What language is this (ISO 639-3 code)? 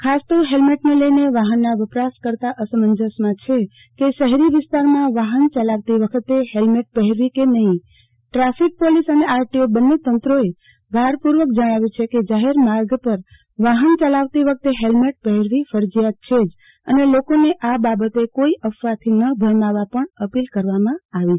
guj